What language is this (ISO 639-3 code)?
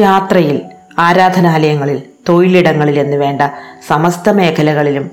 mal